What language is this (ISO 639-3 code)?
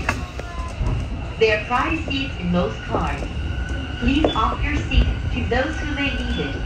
jpn